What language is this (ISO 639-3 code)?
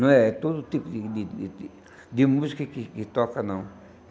por